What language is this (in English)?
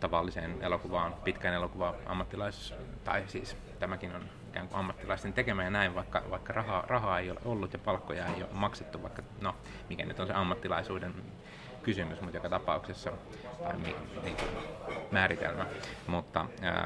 Finnish